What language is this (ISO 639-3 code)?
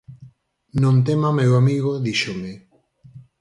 glg